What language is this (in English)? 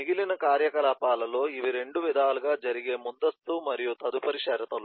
Telugu